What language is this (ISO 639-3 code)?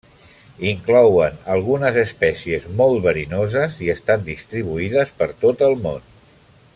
cat